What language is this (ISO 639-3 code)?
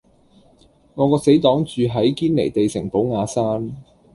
yue